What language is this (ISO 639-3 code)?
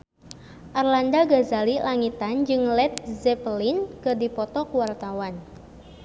sun